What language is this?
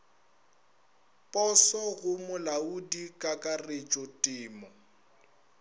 Northern Sotho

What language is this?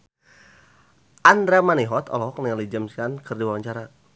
Sundanese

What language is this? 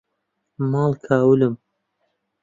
Central Kurdish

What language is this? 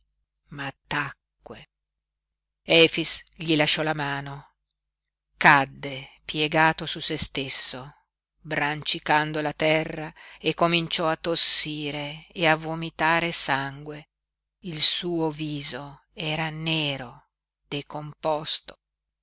Italian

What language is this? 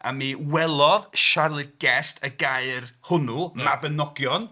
Welsh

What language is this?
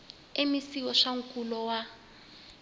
Tsonga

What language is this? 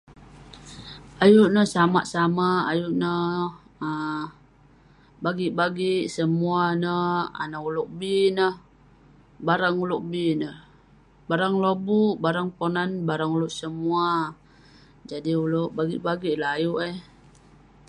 Western Penan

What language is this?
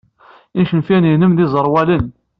Kabyle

